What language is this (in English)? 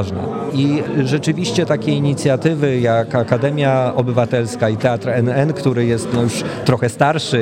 Polish